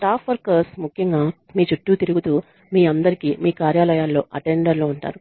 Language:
Telugu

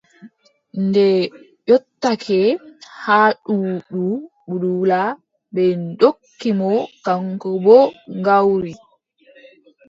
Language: Adamawa Fulfulde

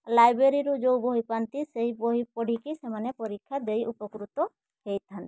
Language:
Odia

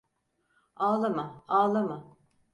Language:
Turkish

